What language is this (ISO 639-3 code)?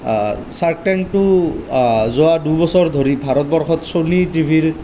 asm